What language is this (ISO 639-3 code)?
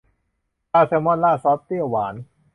tha